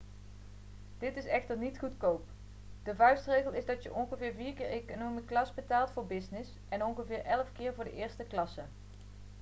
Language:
Dutch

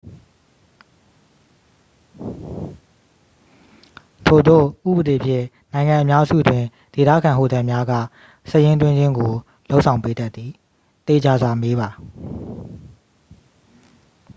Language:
Burmese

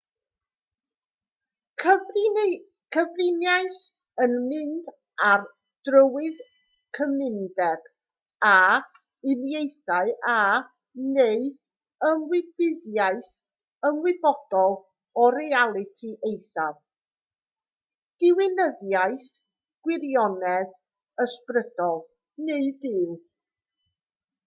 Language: Welsh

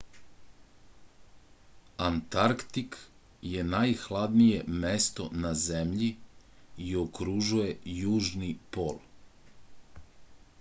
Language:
Serbian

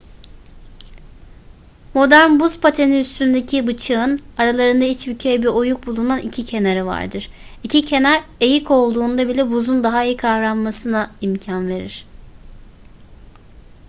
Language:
Turkish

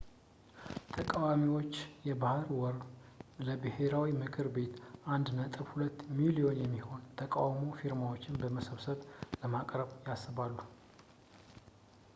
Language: Amharic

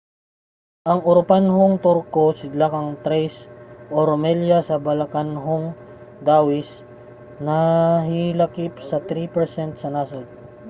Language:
Cebuano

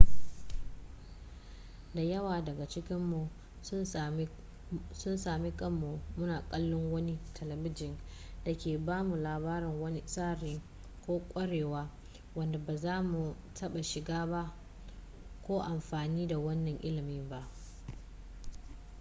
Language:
Hausa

